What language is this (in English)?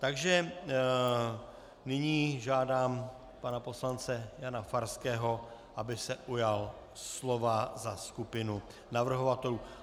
Czech